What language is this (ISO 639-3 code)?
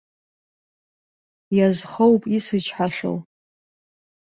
abk